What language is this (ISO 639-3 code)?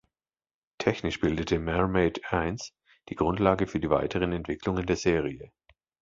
deu